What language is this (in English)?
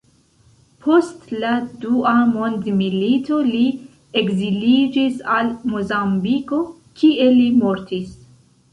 Esperanto